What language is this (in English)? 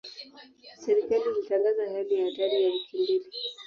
Swahili